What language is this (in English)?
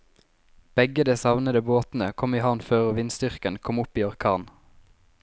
Norwegian